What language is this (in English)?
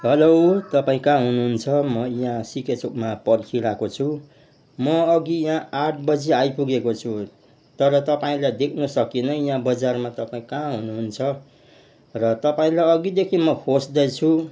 Nepali